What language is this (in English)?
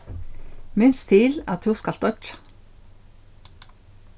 Faroese